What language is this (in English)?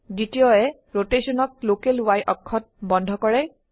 Assamese